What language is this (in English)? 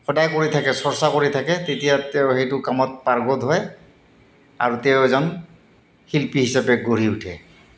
Assamese